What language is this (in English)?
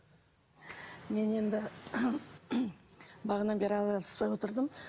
Kazakh